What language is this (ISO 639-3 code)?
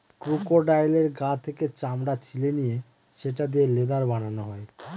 ben